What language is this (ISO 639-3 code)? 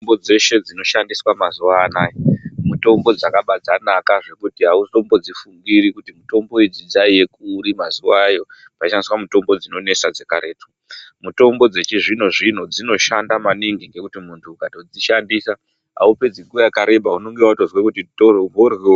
ndc